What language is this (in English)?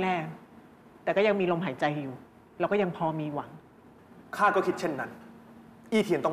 Thai